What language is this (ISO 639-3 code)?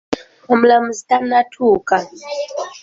lug